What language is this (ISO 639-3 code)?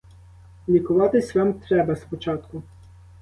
ukr